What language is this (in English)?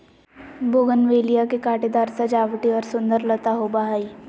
Magahi